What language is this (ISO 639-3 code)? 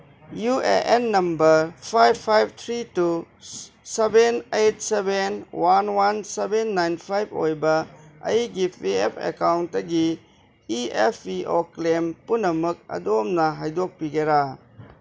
mni